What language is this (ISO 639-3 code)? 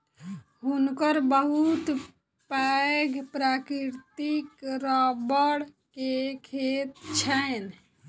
mai